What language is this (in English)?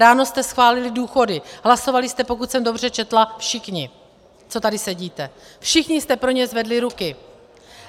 Czech